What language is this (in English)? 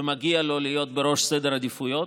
Hebrew